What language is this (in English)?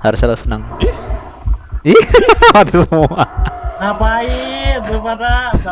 Indonesian